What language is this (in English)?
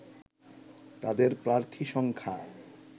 Bangla